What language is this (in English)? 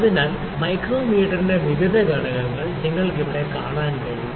Malayalam